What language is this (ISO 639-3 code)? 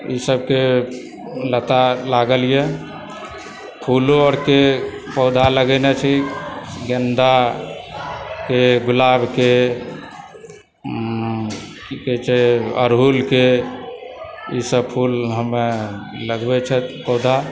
mai